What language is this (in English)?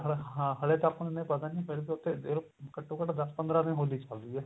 Punjabi